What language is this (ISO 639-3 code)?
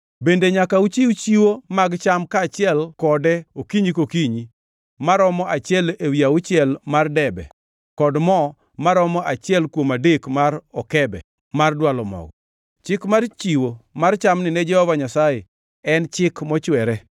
luo